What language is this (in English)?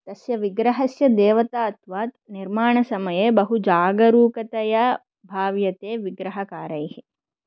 Sanskrit